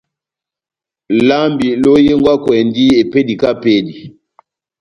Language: Batanga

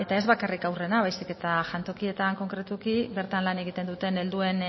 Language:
Basque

